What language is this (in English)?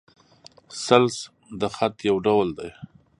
Pashto